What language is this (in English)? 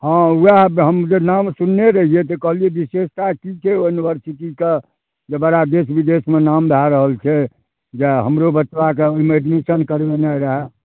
Maithili